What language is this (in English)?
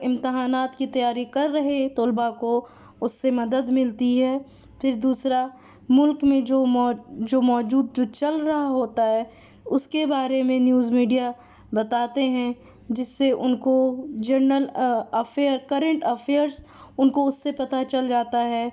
Urdu